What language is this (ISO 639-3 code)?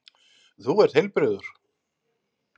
isl